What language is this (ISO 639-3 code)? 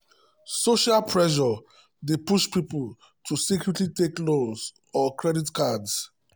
pcm